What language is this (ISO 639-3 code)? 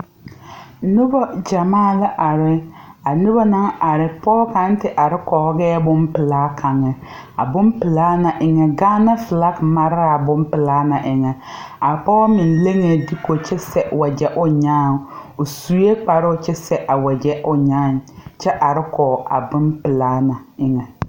dga